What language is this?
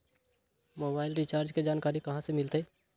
Magahi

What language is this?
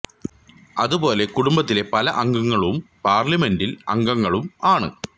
Malayalam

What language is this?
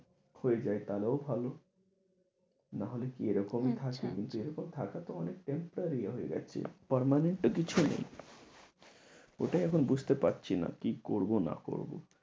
Bangla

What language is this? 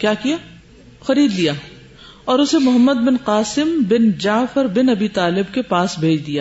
Urdu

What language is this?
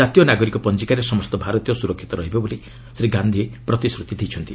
Odia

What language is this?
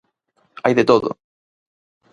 Galician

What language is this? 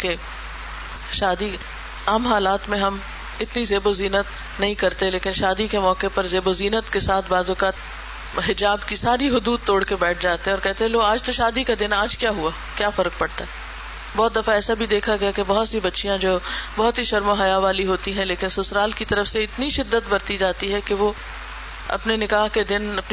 Urdu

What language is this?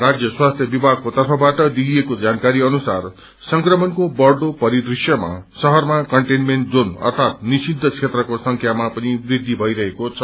Nepali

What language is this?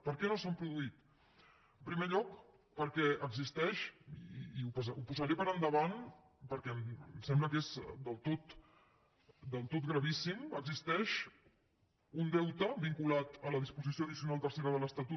Catalan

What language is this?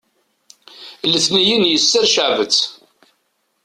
Kabyle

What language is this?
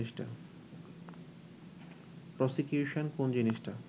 Bangla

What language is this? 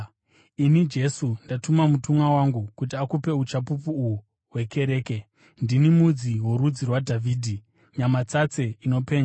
Shona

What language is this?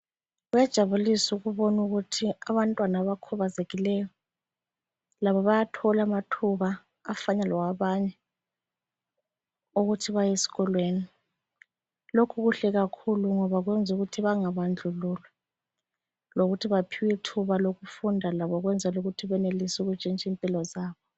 North Ndebele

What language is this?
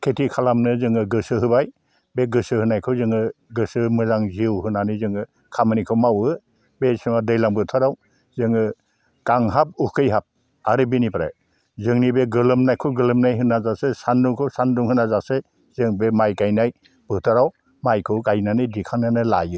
Bodo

